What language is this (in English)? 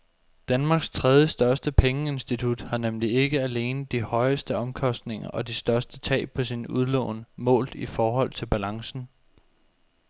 Danish